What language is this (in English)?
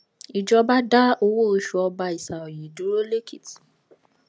Yoruba